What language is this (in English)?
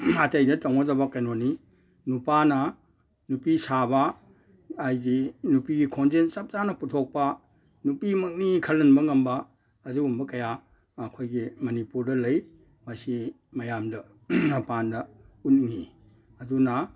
Manipuri